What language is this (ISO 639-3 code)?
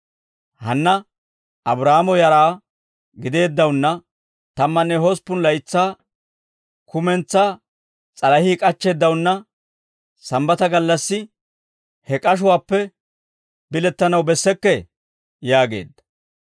dwr